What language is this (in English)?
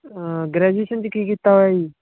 Punjabi